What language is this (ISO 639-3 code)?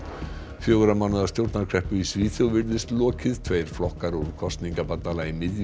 isl